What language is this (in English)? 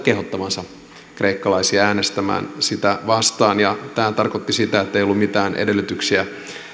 Finnish